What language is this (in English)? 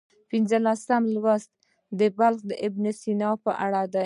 Pashto